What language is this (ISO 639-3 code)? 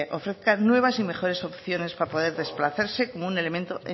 spa